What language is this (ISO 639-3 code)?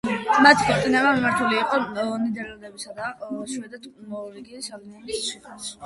kat